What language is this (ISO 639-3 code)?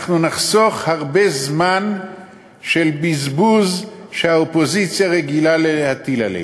heb